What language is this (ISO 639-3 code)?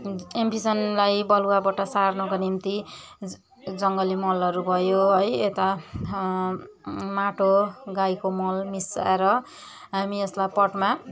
nep